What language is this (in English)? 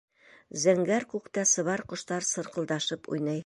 Bashkir